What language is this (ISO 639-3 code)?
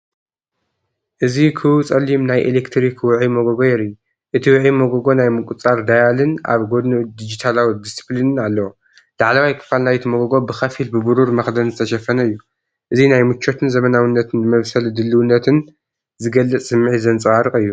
tir